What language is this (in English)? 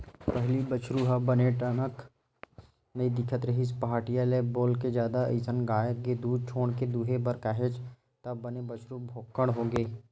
Chhattisgarhi